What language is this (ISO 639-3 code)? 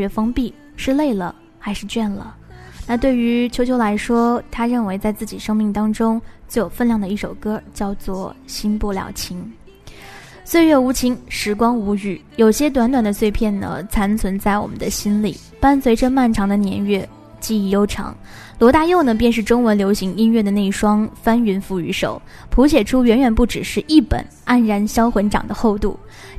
zho